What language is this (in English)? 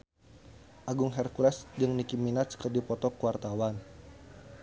Sundanese